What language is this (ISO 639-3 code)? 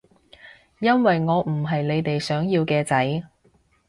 yue